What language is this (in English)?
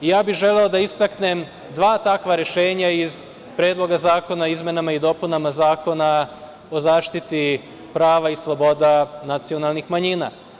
Serbian